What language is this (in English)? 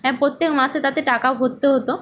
Bangla